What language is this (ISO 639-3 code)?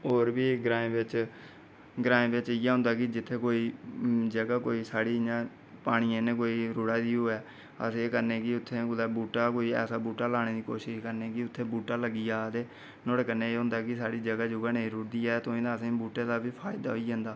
doi